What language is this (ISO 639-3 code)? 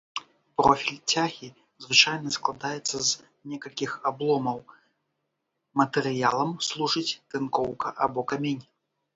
bel